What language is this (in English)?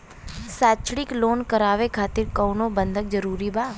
Bhojpuri